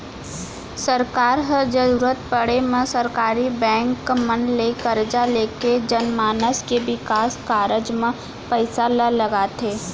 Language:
Chhattisgarhi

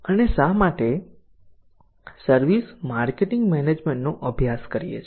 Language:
Gujarati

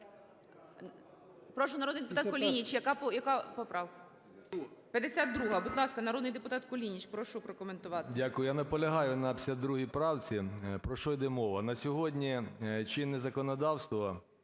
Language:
Ukrainian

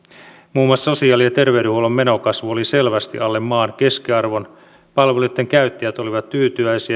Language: Finnish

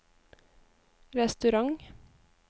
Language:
Norwegian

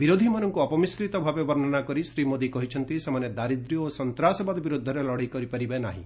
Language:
Odia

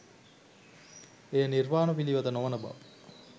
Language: Sinhala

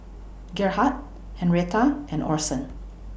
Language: English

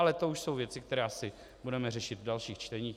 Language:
Czech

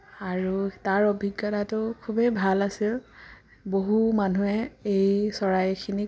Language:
Assamese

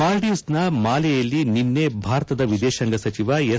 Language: Kannada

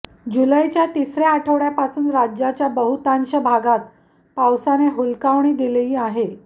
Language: Marathi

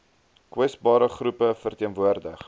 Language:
Afrikaans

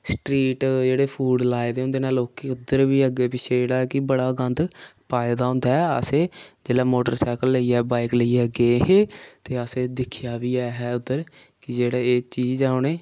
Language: Dogri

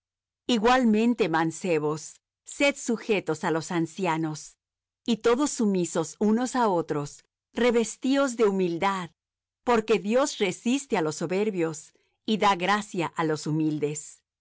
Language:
Spanish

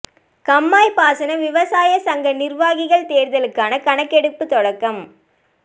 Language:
Tamil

